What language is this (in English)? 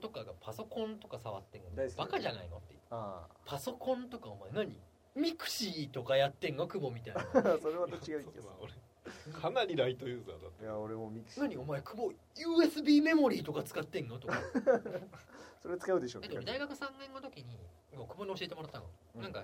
Japanese